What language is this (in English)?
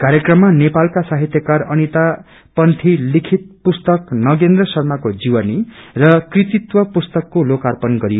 Nepali